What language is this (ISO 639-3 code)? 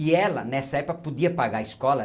por